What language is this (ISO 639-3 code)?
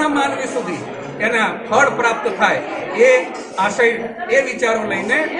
hin